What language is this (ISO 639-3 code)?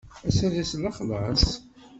kab